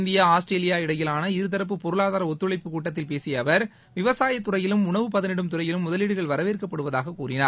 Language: Tamil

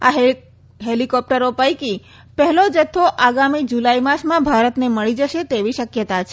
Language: Gujarati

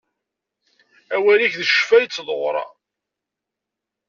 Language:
Kabyle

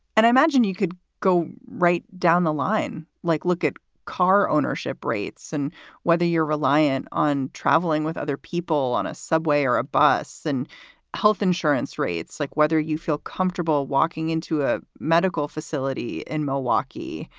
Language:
English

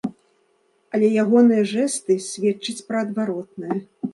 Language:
Belarusian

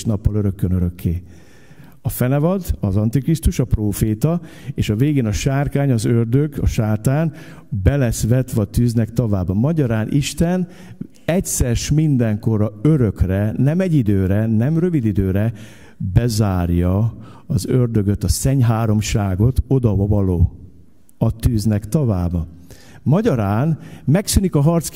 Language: Hungarian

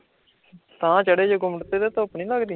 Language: Punjabi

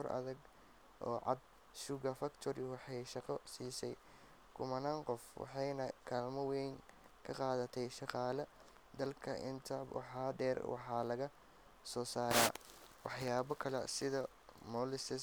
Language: Somali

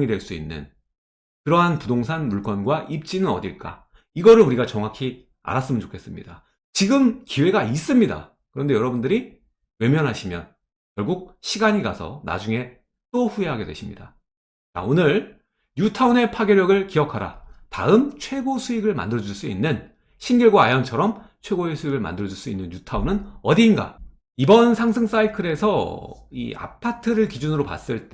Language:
Korean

